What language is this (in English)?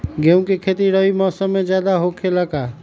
Magahi